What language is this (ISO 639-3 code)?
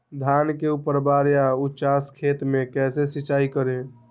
mag